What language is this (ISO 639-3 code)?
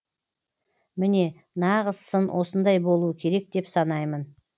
kaz